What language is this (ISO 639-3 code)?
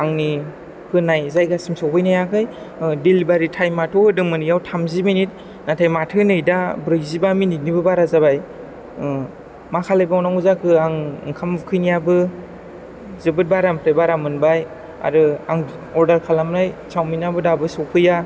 brx